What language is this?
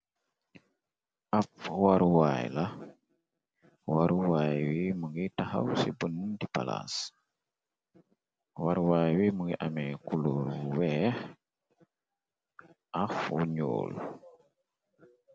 Wolof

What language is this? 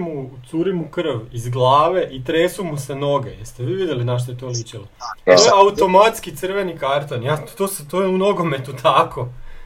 Croatian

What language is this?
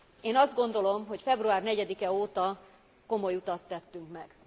Hungarian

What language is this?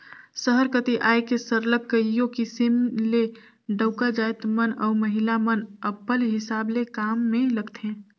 Chhattisgarhi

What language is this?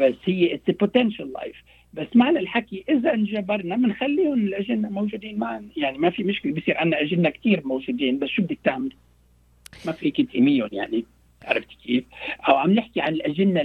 Arabic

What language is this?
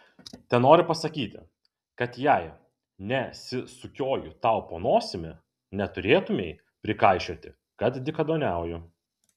Lithuanian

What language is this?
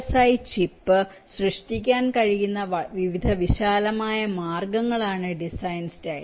Malayalam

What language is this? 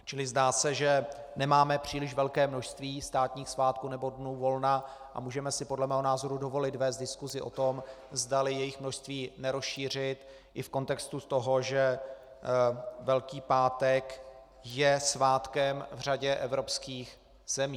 Czech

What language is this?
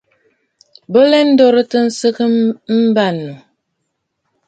Bafut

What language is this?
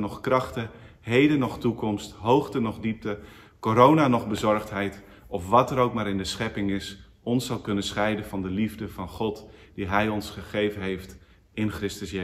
Dutch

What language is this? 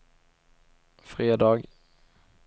Swedish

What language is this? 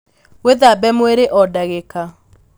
Kikuyu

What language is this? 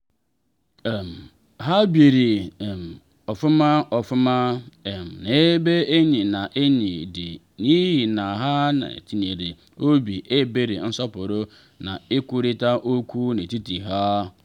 Igbo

